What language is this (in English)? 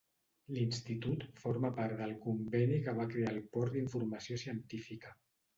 Catalan